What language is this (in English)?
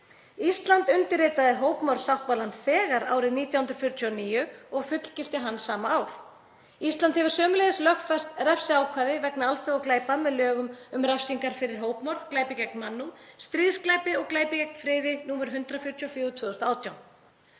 Icelandic